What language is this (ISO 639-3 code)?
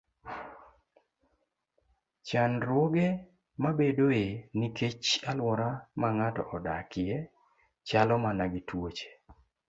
luo